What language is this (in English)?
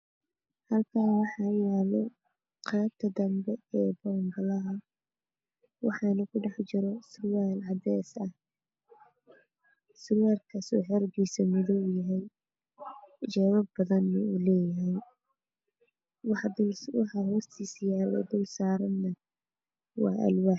Somali